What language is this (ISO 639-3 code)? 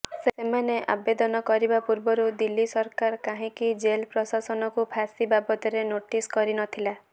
ori